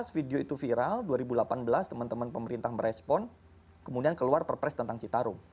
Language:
Indonesian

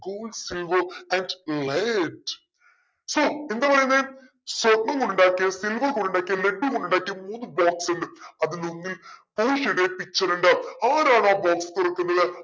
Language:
Malayalam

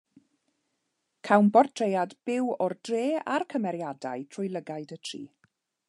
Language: Welsh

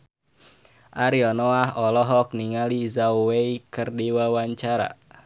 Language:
Sundanese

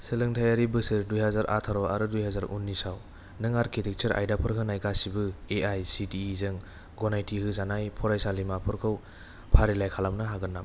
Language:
Bodo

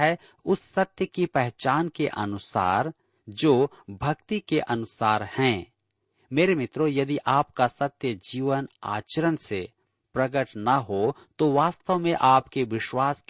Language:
Hindi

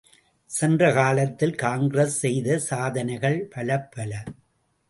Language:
Tamil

